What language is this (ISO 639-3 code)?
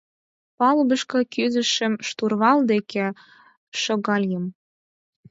chm